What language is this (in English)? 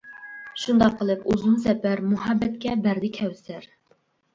Uyghur